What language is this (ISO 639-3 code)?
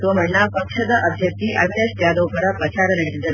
kan